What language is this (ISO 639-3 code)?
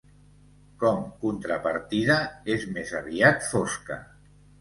cat